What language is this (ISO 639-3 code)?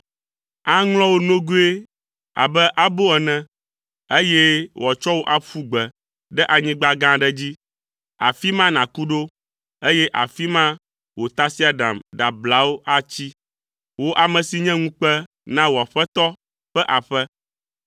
ewe